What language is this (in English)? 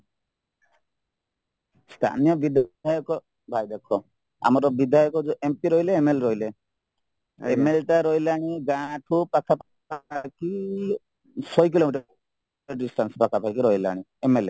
Odia